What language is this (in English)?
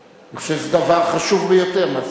Hebrew